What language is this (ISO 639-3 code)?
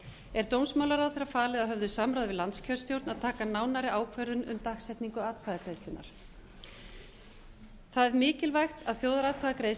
isl